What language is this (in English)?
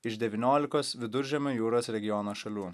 Lithuanian